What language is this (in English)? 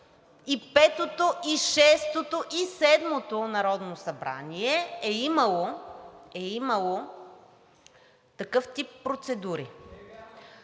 Bulgarian